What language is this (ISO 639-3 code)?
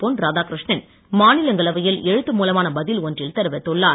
tam